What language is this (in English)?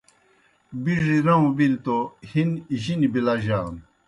Kohistani Shina